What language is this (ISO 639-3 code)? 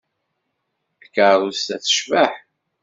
kab